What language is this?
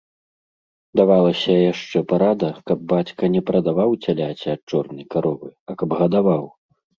Belarusian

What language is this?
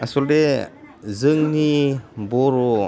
Bodo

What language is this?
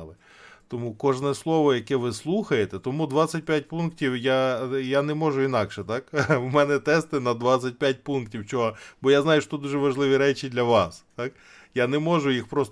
Ukrainian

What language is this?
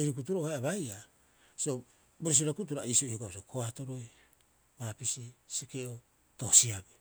Rapoisi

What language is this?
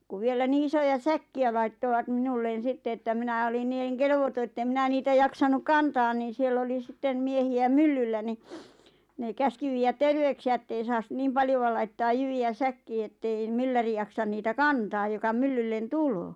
Finnish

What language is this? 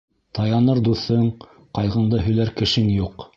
Bashkir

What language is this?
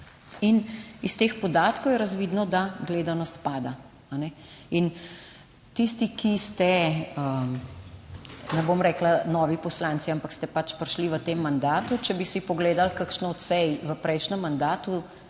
Slovenian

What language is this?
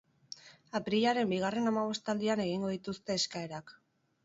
Basque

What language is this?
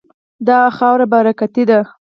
Pashto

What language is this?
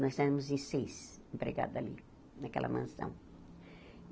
Portuguese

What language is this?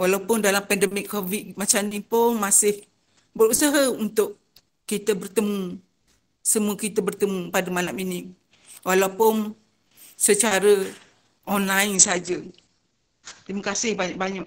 Malay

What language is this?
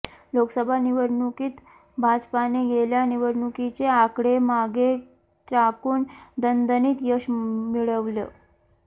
Marathi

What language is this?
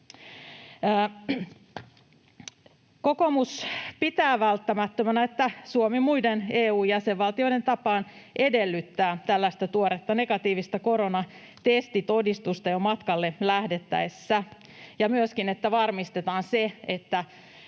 Finnish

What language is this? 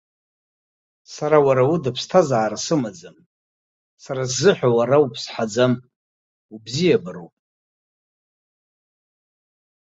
Abkhazian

